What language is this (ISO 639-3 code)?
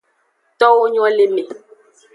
ajg